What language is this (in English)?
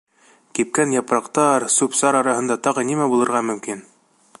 Bashkir